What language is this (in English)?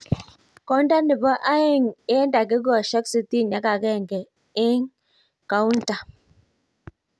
Kalenjin